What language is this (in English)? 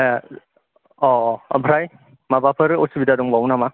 Bodo